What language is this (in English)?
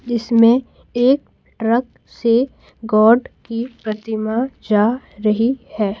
Hindi